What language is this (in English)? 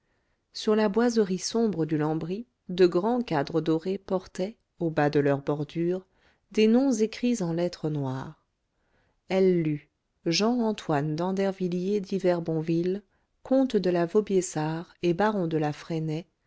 French